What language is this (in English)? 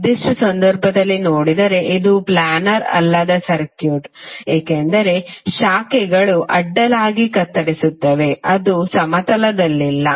Kannada